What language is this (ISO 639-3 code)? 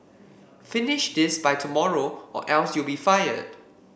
eng